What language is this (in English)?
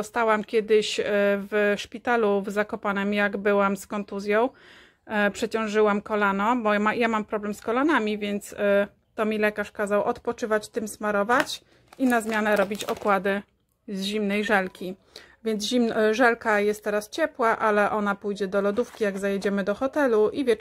Polish